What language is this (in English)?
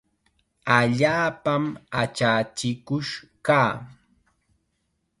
Chiquián Ancash Quechua